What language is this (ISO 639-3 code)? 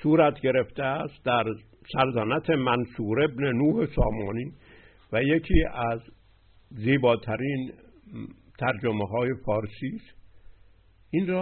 fas